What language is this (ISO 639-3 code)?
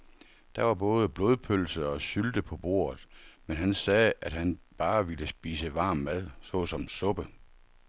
dan